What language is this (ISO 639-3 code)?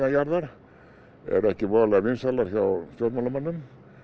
isl